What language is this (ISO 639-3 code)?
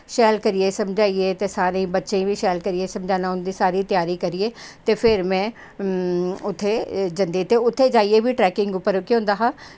doi